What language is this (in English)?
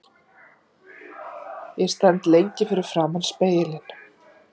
Icelandic